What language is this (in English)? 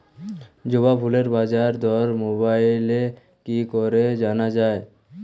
Bangla